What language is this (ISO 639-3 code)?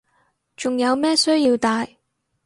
yue